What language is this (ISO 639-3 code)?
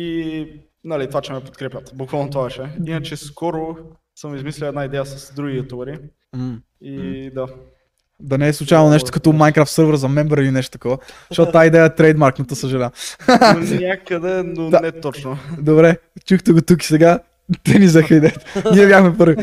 bul